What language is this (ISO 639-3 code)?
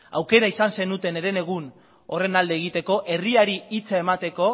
eus